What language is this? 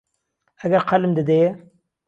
Central Kurdish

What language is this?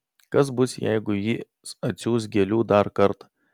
Lithuanian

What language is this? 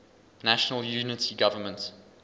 English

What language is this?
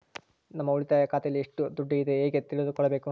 Kannada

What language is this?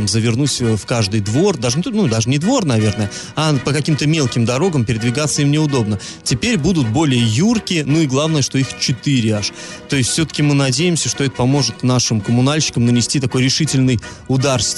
Russian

